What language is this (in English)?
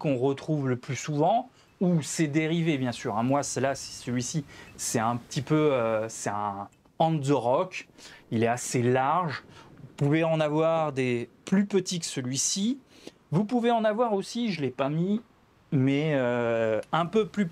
French